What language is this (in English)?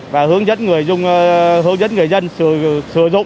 Vietnamese